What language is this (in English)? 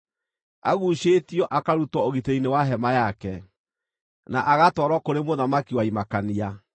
Kikuyu